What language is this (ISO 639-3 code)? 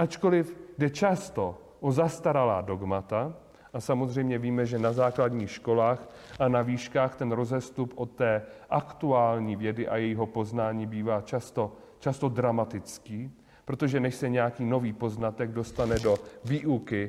ces